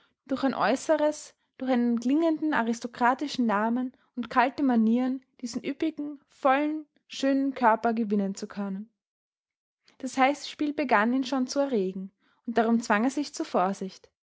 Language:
German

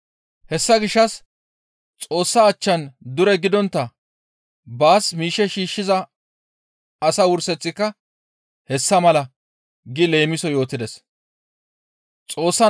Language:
Gamo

